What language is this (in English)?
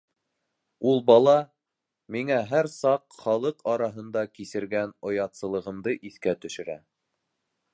Bashkir